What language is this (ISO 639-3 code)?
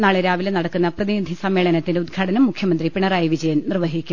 mal